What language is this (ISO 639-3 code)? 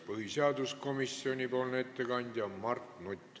est